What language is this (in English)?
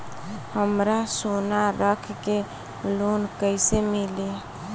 Bhojpuri